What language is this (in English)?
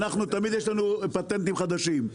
Hebrew